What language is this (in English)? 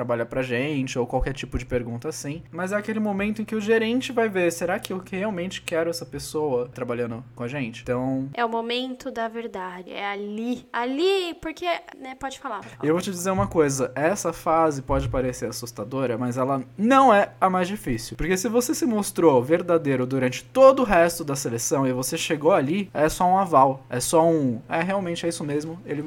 Portuguese